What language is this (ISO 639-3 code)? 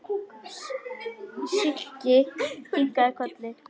isl